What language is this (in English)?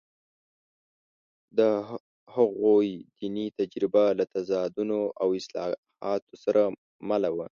Pashto